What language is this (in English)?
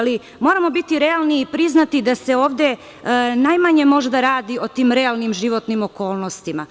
Serbian